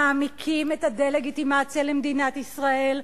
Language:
Hebrew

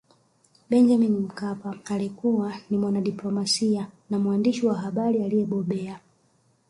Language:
Swahili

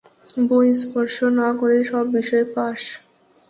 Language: Bangla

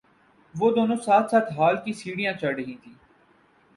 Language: Urdu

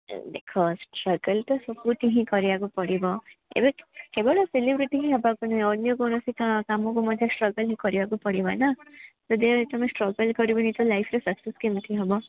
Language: Odia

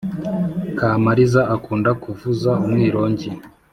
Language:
Kinyarwanda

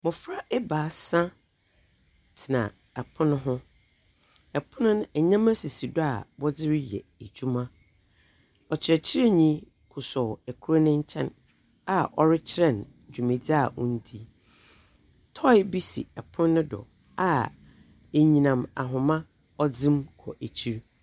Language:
Akan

